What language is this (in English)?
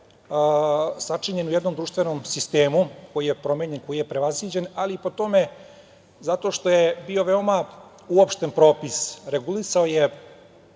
Serbian